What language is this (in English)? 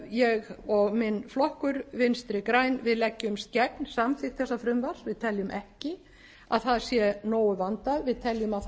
Icelandic